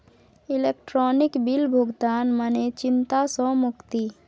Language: Maithili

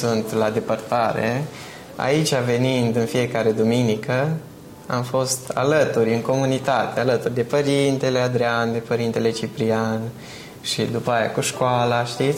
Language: Romanian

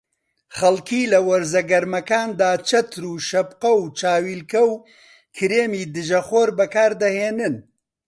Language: Central Kurdish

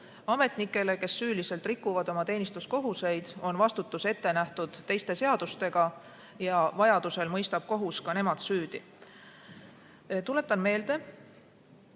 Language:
Estonian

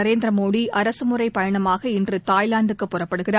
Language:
Tamil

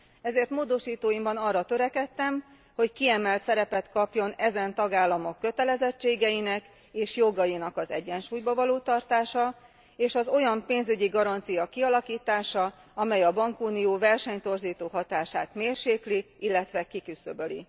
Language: Hungarian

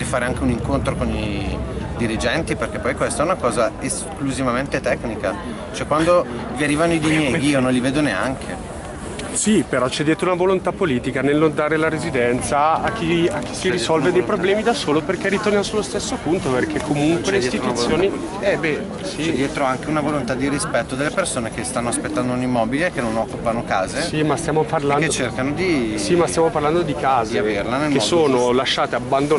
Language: Italian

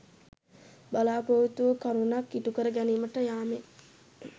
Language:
Sinhala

